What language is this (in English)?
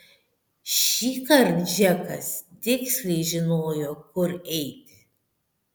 Lithuanian